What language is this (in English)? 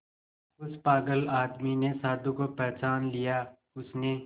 Hindi